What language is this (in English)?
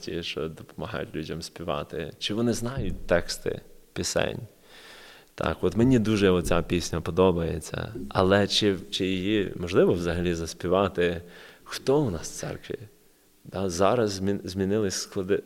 Ukrainian